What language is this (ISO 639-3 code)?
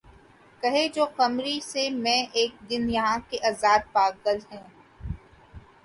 urd